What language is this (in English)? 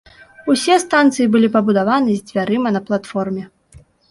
Belarusian